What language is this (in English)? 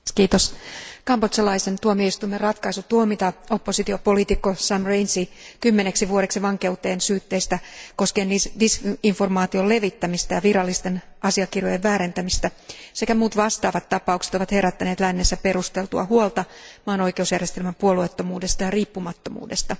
Finnish